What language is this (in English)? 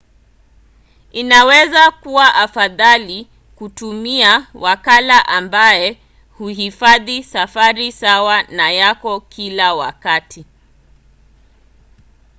Swahili